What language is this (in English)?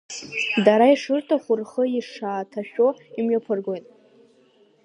Abkhazian